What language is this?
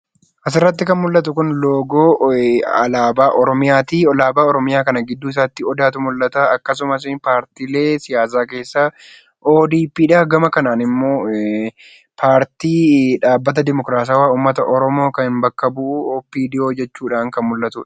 Oromo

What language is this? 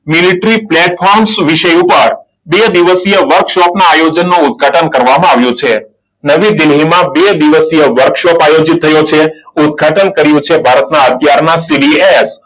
Gujarati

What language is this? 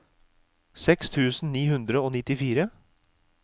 Norwegian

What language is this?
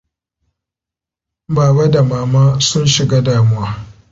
Hausa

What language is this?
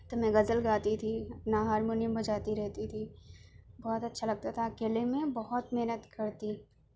Urdu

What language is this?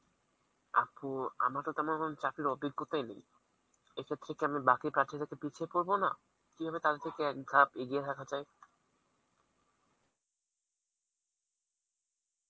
Bangla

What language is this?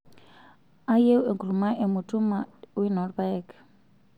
Masai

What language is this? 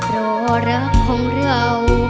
Thai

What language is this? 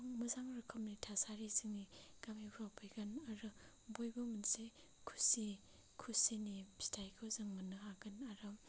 Bodo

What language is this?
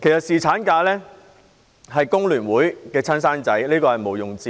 Cantonese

